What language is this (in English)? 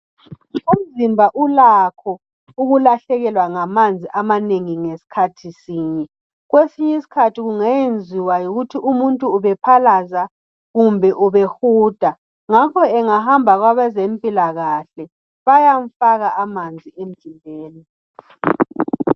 North Ndebele